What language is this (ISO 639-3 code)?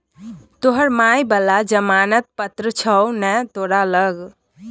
mai